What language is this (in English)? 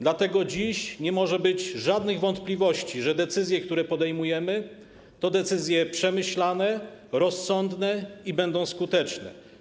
Polish